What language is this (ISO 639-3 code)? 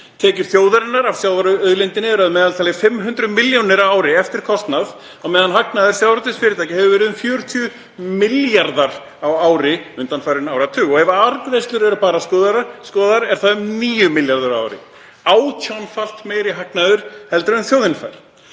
isl